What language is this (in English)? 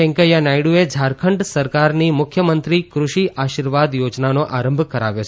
Gujarati